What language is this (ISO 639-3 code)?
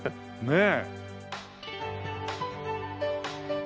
jpn